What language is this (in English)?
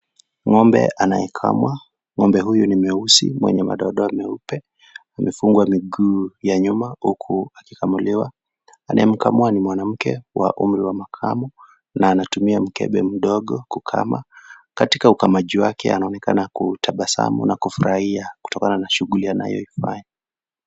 Swahili